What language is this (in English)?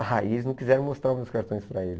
Portuguese